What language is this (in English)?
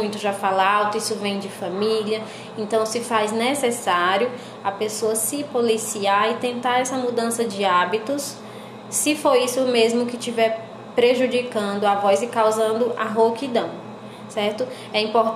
Portuguese